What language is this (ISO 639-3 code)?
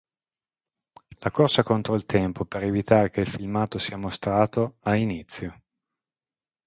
ita